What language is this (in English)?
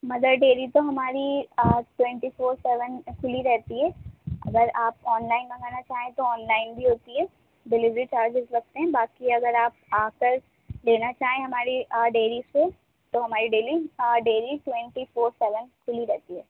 Urdu